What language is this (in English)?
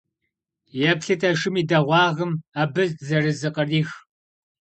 Kabardian